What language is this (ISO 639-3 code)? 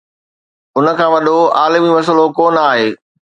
snd